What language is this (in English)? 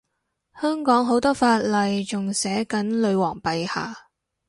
Cantonese